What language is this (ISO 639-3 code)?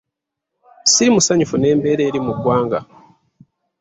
lug